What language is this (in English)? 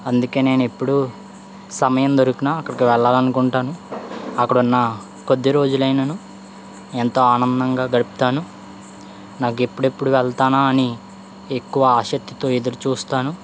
Telugu